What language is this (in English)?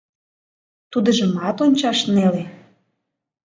Mari